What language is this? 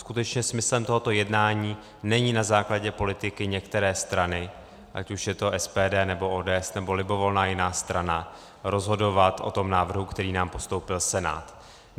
Czech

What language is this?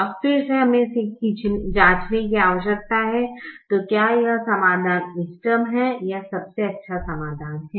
Hindi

